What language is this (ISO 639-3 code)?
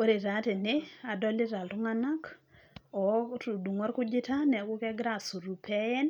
mas